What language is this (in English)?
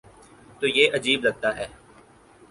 Urdu